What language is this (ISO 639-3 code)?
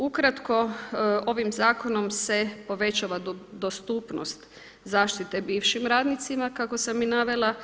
hrv